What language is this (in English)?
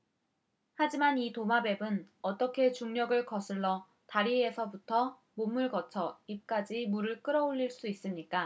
Korean